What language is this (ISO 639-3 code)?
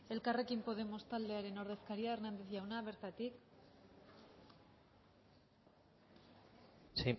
eus